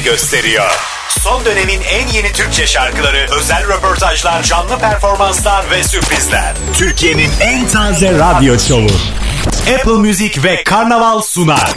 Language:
Turkish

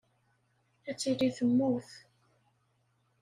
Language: Kabyle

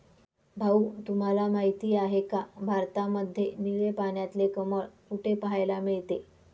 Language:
Marathi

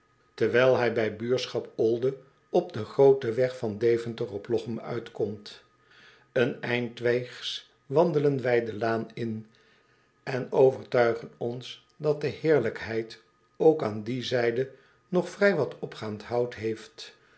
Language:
Dutch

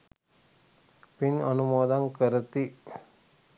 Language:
Sinhala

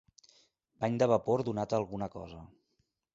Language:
Catalan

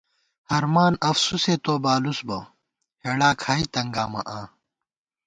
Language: Gawar-Bati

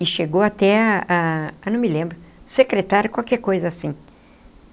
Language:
Portuguese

